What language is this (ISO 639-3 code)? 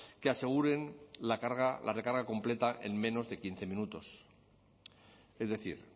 spa